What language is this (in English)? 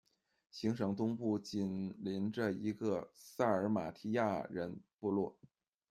Chinese